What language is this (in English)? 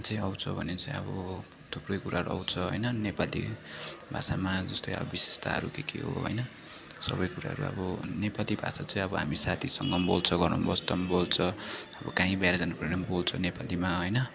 Nepali